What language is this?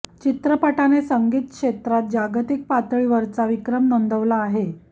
Marathi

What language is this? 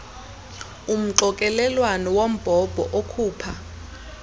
Xhosa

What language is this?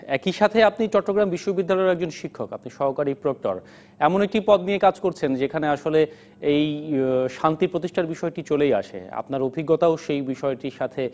Bangla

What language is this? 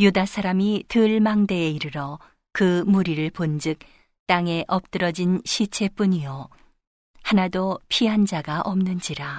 Korean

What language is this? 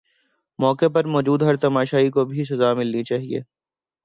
Urdu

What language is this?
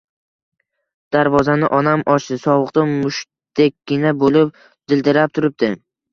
Uzbek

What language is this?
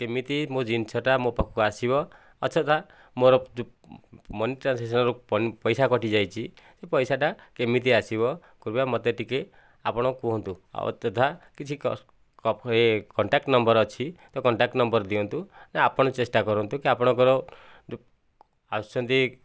Odia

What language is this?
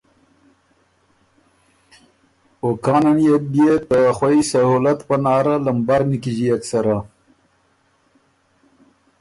Ormuri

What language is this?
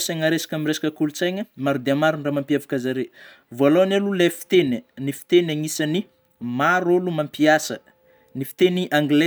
Northern Betsimisaraka Malagasy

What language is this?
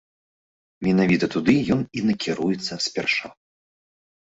Belarusian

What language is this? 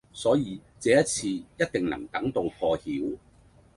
Cantonese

